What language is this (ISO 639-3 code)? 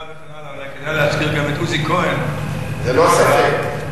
heb